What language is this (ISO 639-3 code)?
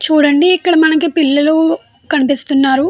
tel